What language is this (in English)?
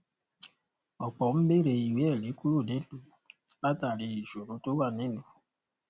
Yoruba